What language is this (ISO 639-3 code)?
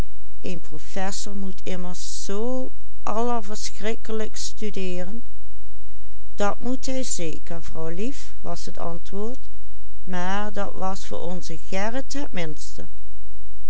nld